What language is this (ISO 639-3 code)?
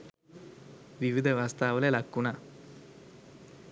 sin